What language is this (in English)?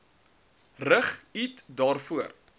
Afrikaans